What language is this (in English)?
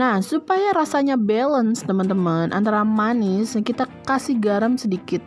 Indonesian